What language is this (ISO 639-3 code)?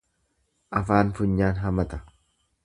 orm